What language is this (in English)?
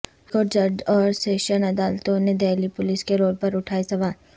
Urdu